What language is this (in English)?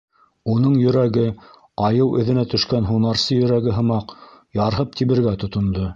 Bashkir